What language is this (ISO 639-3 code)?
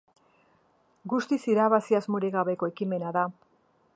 eus